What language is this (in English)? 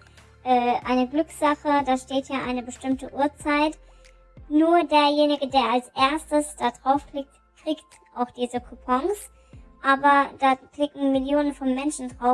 German